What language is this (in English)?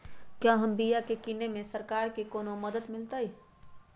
Magahi